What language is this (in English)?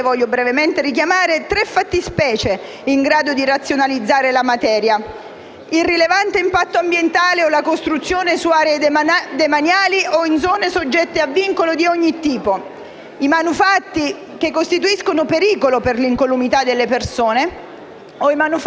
Italian